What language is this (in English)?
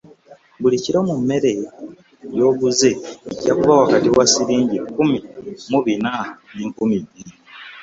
Ganda